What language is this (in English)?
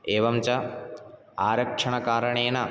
Sanskrit